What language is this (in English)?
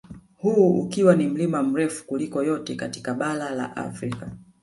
Swahili